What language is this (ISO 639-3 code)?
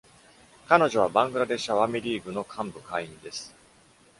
jpn